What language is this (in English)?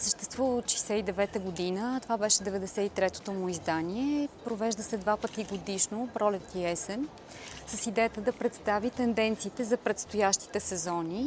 Bulgarian